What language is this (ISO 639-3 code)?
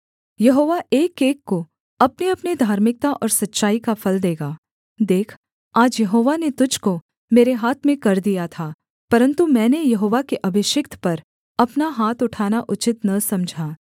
hin